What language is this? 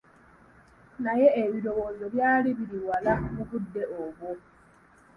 Ganda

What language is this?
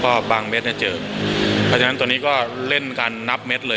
Thai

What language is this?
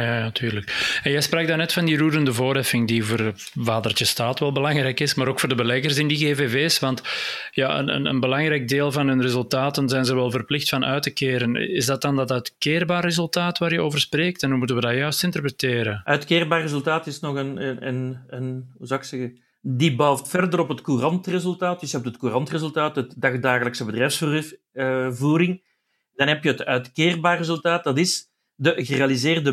Dutch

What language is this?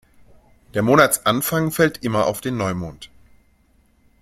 German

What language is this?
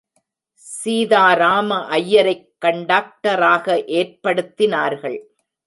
Tamil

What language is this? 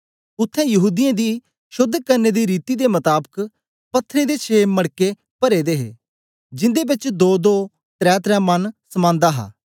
Dogri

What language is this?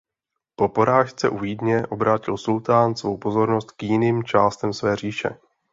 Czech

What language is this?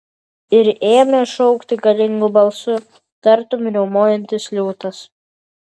Lithuanian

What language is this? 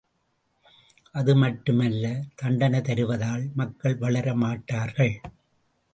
Tamil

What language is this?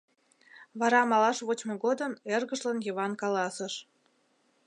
Mari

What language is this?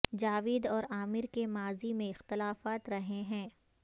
Urdu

